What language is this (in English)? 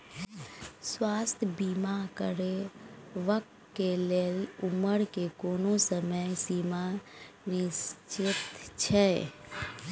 Maithili